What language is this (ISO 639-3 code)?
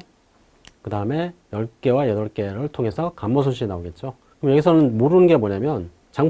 kor